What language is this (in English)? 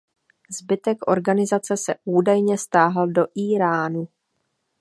Czech